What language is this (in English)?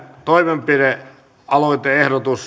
Finnish